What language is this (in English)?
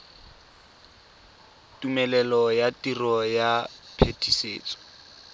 Tswana